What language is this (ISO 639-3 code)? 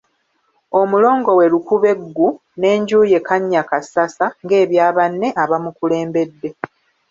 lug